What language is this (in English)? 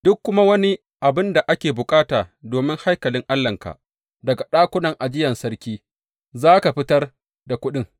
Hausa